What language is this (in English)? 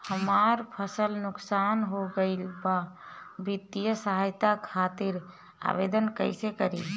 Bhojpuri